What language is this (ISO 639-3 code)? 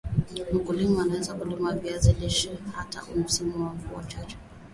swa